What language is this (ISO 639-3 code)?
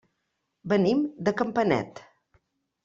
cat